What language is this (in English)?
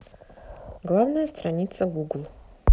Russian